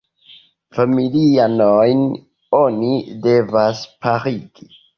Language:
Esperanto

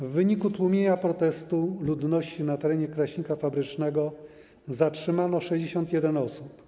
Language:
Polish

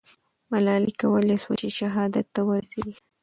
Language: Pashto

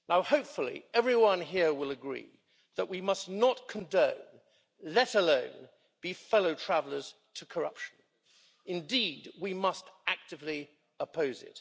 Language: English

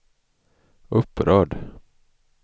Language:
Swedish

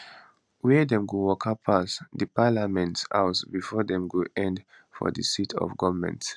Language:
Nigerian Pidgin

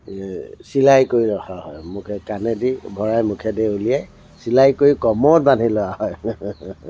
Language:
Assamese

